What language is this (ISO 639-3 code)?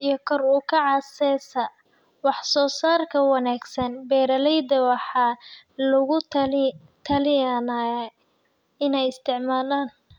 som